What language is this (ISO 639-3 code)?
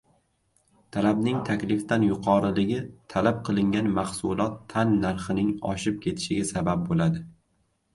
uzb